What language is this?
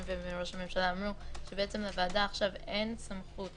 Hebrew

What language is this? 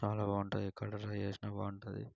Telugu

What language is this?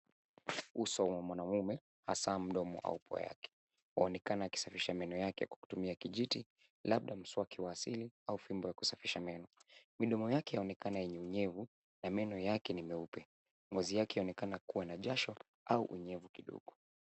Swahili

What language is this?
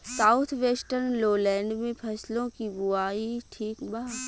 Bhojpuri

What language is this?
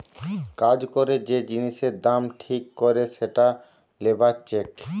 Bangla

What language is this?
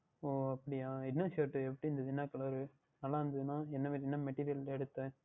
Tamil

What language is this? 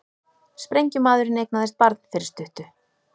Icelandic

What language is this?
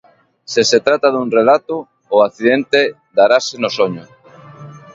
Galician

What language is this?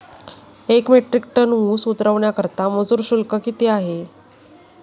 Marathi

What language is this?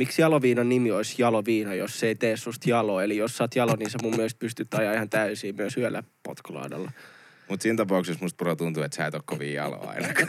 Finnish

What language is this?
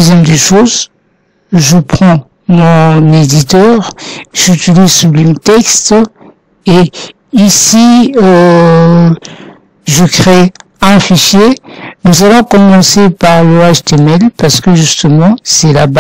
French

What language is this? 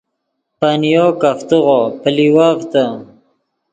Yidgha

